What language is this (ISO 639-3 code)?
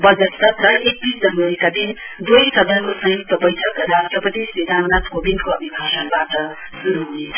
nep